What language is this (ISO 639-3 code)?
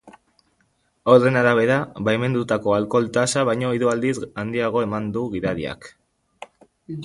eus